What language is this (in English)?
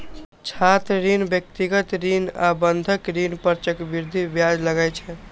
Maithili